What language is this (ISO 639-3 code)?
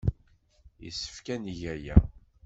kab